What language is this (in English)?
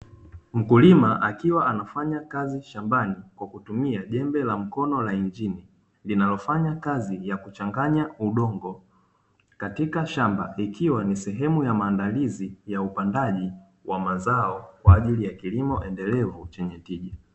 Swahili